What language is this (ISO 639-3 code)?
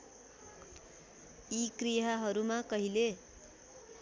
nep